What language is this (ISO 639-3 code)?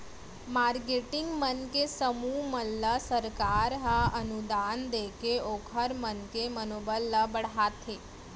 hne